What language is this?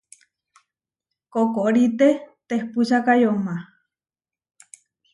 Huarijio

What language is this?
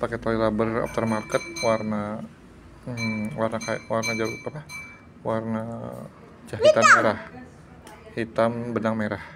Indonesian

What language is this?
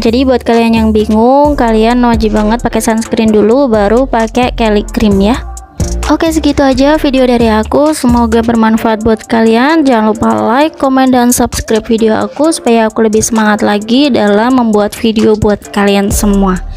Indonesian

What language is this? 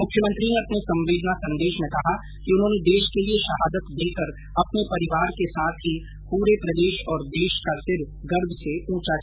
Hindi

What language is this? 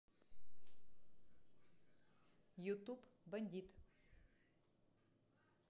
Russian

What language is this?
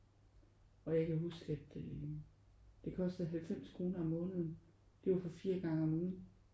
Danish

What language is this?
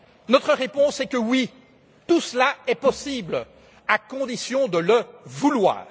French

